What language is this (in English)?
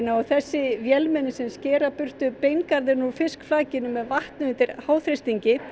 Icelandic